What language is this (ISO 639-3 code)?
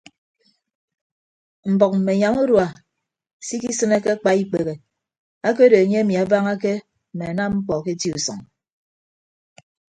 ibb